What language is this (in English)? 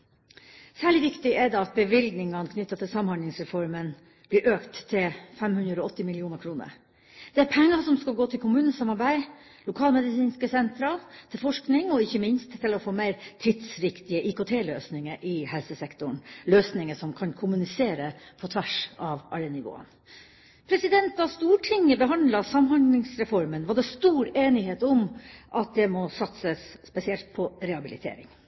Norwegian Bokmål